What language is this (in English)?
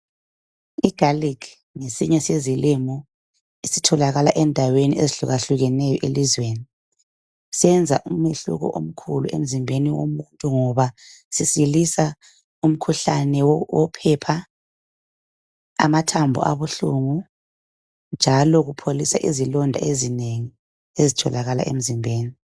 North Ndebele